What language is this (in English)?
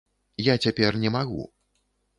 Belarusian